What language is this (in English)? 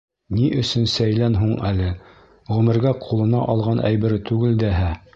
Bashkir